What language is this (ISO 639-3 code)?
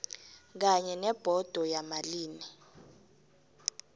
nbl